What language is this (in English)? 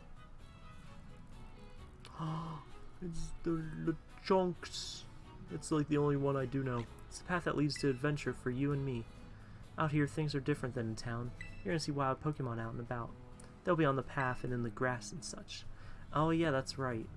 English